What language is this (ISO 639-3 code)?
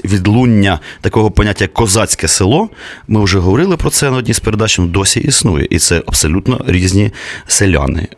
ukr